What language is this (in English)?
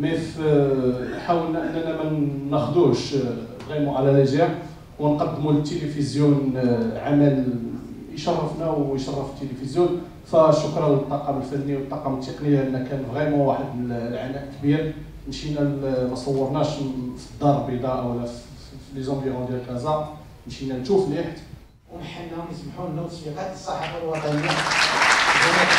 Arabic